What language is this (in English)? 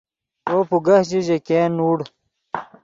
Yidgha